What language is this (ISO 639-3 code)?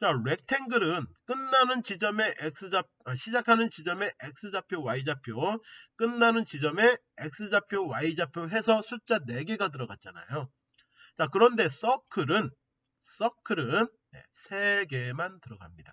kor